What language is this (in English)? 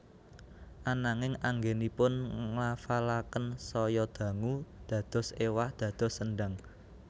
Javanese